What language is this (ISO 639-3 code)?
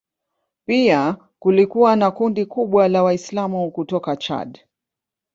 swa